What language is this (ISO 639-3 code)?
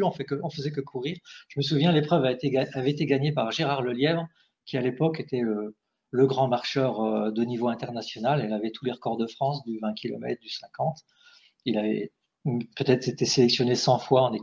fra